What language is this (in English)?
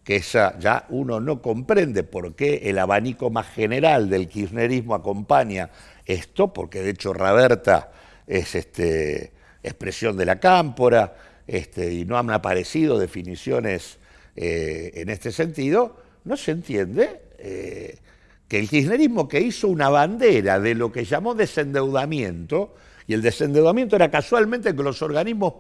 Spanish